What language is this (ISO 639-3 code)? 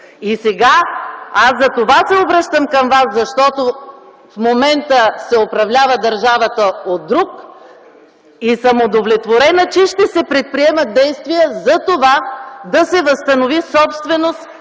bul